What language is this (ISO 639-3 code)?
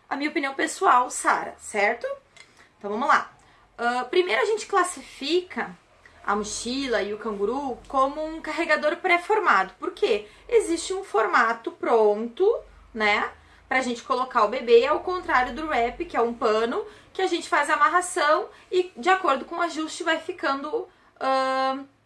por